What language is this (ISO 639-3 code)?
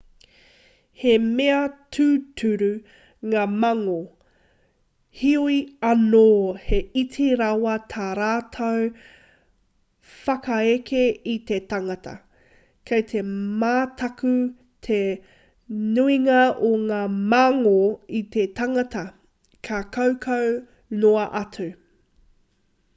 mri